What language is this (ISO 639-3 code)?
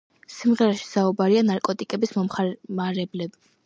kat